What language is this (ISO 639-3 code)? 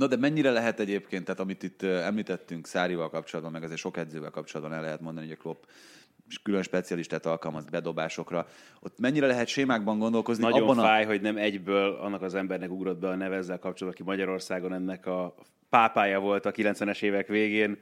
hun